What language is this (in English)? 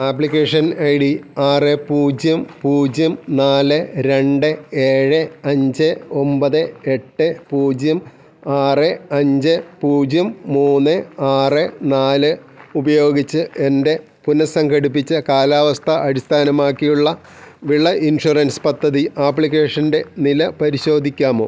Malayalam